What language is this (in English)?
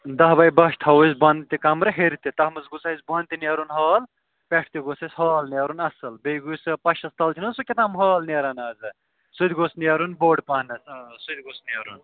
Kashmiri